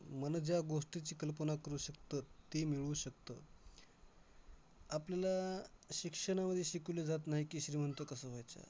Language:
Marathi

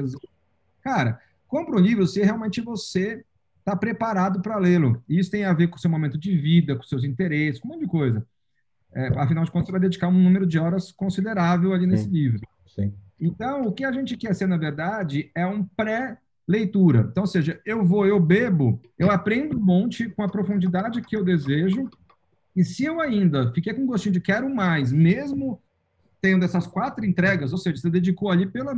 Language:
Portuguese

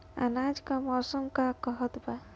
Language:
Bhojpuri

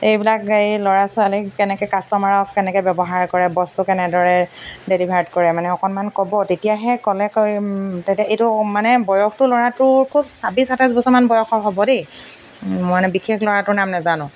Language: Assamese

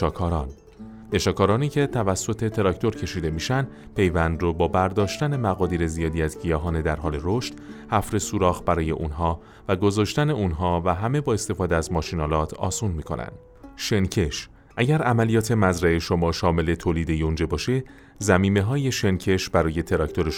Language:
Persian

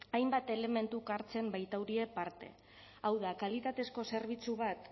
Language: Basque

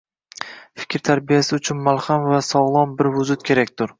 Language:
Uzbek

